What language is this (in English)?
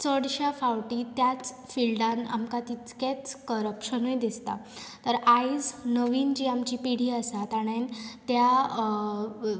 Konkani